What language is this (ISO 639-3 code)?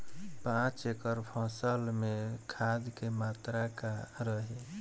bho